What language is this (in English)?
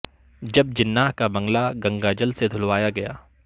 Urdu